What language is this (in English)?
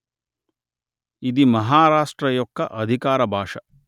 Telugu